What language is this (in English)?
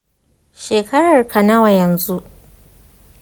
Hausa